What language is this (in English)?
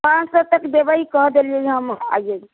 Maithili